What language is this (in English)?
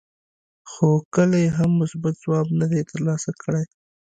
Pashto